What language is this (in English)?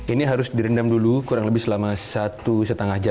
Indonesian